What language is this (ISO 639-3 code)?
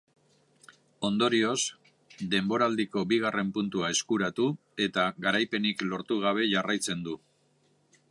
eus